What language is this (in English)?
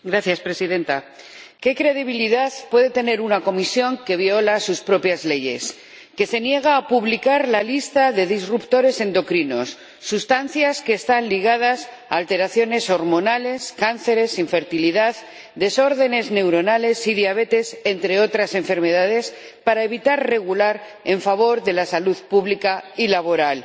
Spanish